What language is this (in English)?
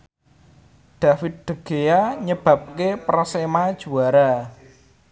Javanese